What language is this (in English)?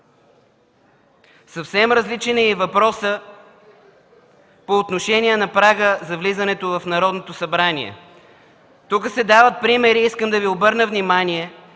Bulgarian